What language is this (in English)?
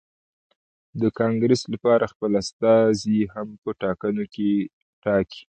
Pashto